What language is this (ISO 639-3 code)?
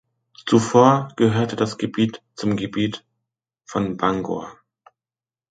deu